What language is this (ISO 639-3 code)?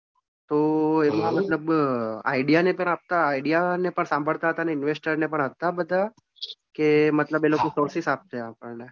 guj